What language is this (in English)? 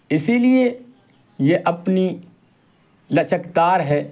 Urdu